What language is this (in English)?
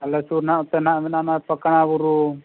Santali